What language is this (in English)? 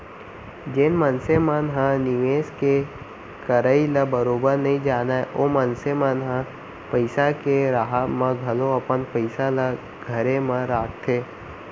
Chhattisgarhi